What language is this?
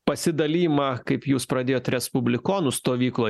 Lithuanian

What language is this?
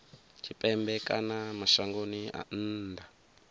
Venda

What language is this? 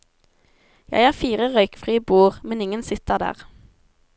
Norwegian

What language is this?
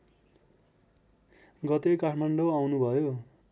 Nepali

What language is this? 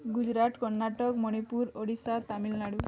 Odia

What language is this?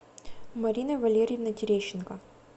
Russian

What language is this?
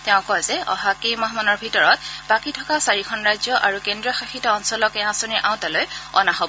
Assamese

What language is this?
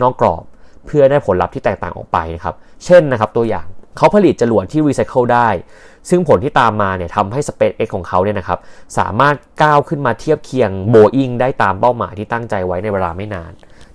Thai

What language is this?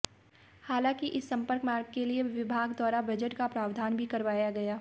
Hindi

